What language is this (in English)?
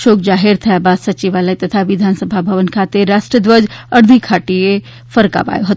Gujarati